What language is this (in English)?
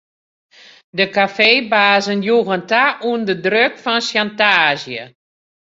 Western Frisian